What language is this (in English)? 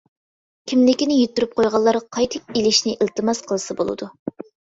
Uyghur